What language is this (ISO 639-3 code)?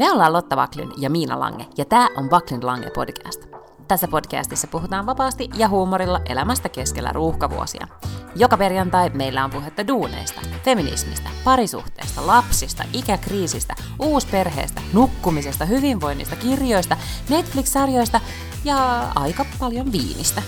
fin